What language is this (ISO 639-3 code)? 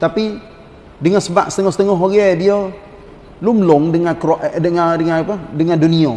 msa